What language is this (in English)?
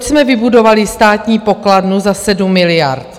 Czech